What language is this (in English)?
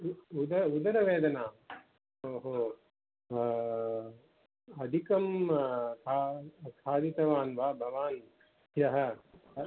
Sanskrit